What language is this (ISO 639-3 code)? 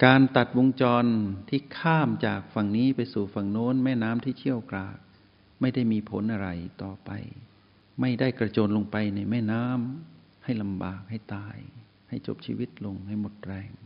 tha